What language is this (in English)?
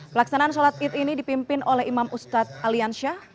Indonesian